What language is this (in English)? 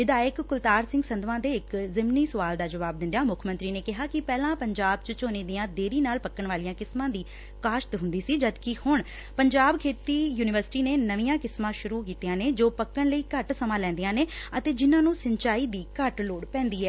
Punjabi